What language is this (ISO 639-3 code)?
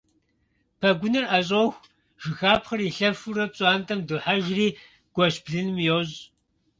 kbd